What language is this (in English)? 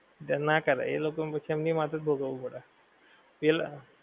Gujarati